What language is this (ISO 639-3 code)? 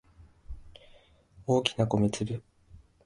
jpn